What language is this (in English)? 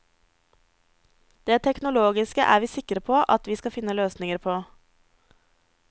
Norwegian